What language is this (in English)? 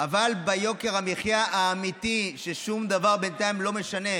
Hebrew